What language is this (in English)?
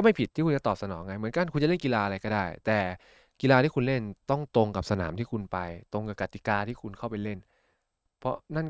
Thai